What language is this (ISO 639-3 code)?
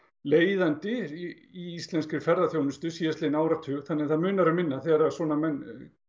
isl